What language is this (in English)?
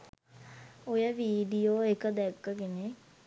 Sinhala